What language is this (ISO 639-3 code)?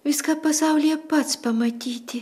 lit